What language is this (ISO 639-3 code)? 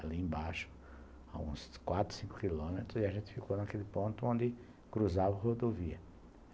por